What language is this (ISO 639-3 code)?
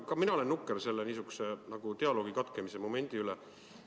est